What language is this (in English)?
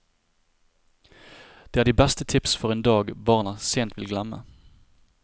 Norwegian